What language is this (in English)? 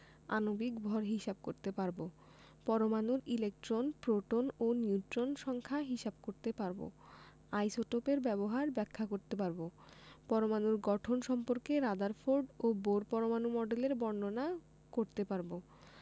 Bangla